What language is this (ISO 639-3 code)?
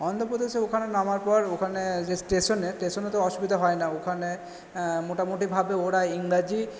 ben